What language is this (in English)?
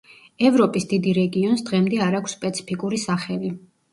Georgian